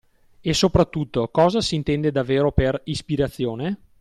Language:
Italian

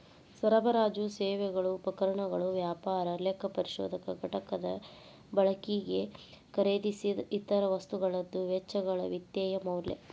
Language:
Kannada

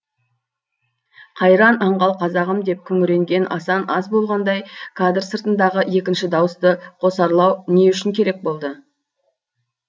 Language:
Kazakh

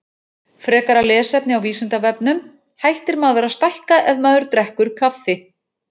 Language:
Icelandic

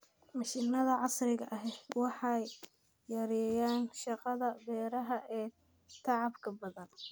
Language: Somali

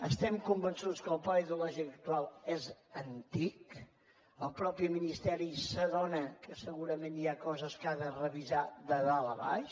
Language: Catalan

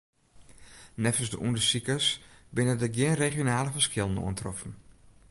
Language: Western Frisian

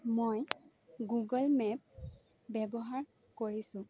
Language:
Assamese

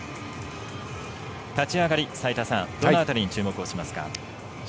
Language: Japanese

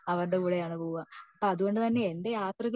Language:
Malayalam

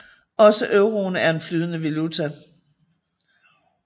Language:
Danish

